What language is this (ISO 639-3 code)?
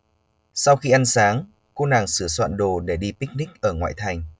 vie